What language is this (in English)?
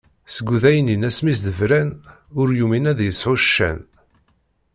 Kabyle